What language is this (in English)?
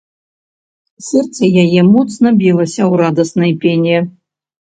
Belarusian